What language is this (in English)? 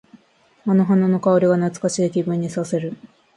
Japanese